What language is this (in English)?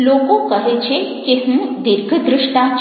Gujarati